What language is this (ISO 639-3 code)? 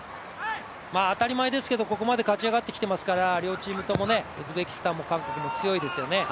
jpn